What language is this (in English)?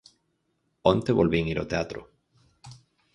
Galician